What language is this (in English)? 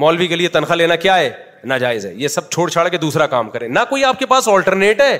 Urdu